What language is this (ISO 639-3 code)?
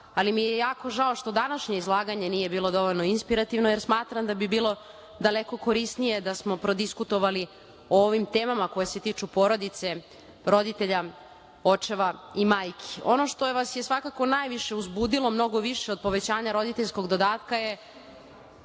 srp